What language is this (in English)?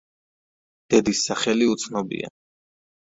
Georgian